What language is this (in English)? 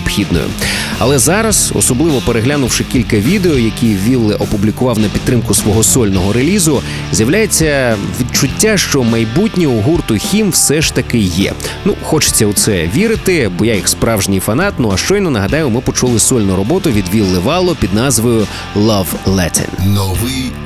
Ukrainian